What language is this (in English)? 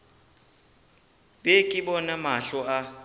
Northern Sotho